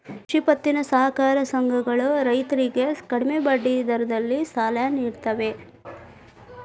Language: Kannada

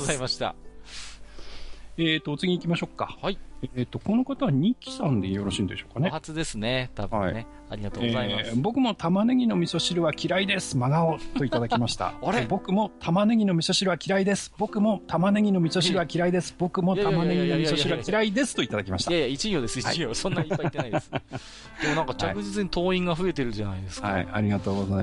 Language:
Japanese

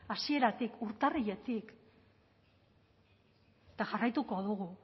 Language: Basque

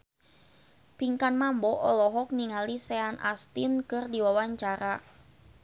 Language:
Sundanese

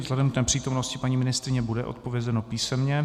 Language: Czech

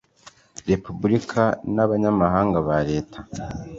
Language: Kinyarwanda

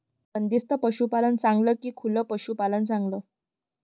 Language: Marathi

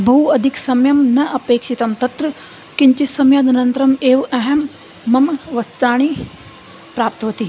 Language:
Sanskrit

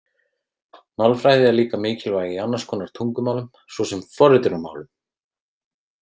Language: Icelandic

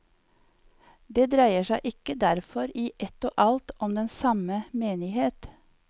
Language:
Norwegian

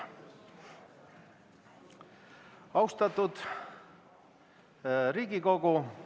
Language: Estonian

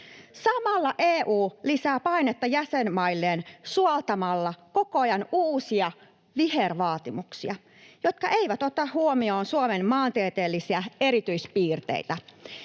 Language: Finnish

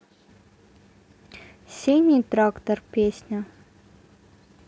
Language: Russian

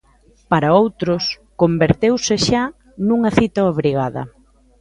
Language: Galician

